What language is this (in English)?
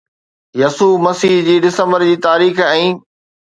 Sindhi